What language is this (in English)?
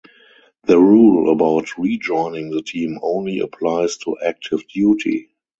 English